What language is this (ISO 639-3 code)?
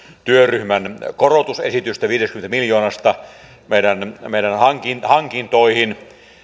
fin